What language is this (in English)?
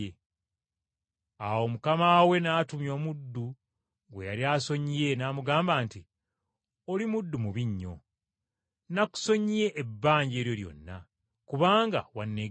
Ganda